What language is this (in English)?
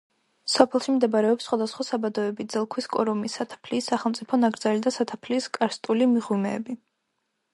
Georgian